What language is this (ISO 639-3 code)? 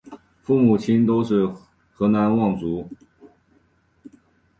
zho